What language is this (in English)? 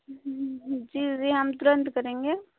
Hindi